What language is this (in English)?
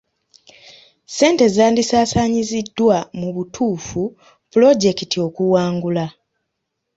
Ganda